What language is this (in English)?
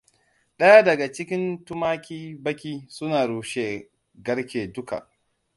Hausa